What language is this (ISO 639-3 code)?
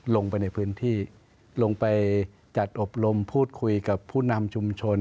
tha